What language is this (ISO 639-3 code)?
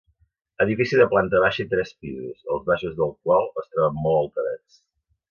cat